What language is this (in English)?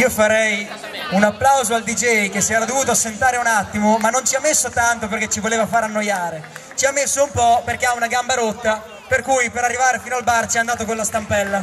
Italian